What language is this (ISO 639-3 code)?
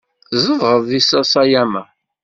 kab